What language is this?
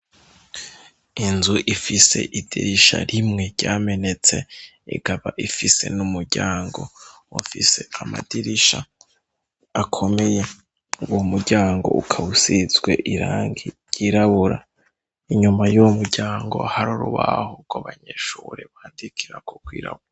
Rundi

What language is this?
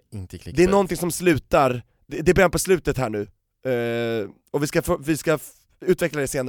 Swedish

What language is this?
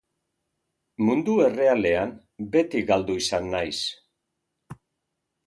Basque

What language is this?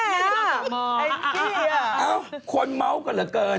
Thai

